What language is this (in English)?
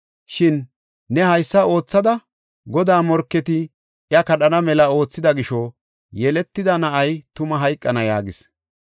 Gofa